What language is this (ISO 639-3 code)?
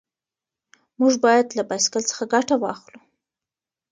pus